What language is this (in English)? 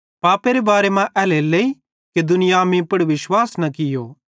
Bhadrawahi